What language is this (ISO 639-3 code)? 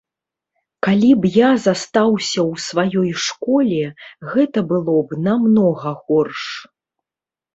bel